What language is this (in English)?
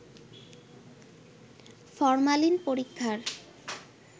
Bangla